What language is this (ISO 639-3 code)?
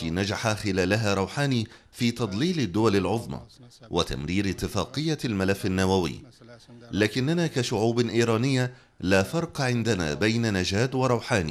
ara